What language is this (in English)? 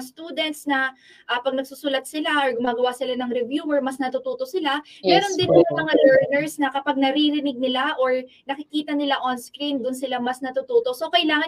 Filipino